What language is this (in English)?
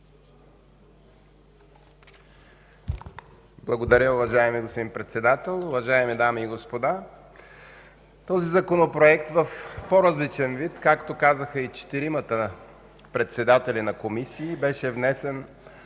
Bulgarian